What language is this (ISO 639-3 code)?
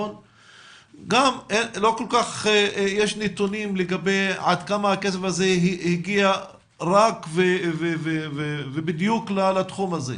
heb